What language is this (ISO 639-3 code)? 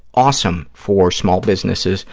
eng